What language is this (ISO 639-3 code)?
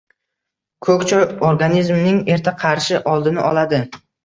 uzb